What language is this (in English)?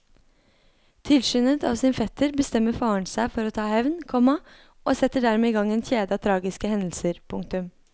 Norwegian